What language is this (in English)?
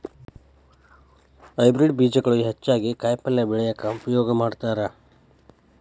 Kannada